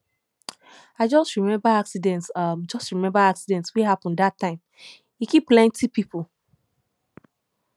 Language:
Nigerian Pidgin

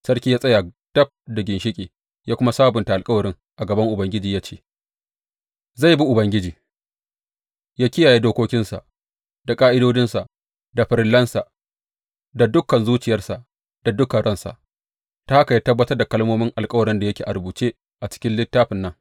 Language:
Hausa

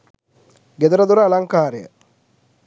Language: Sinhala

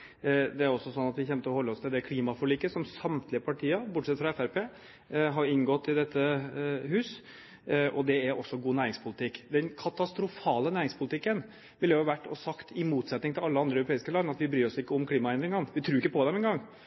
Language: Norwegian Bokmål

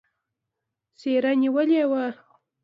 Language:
Pashto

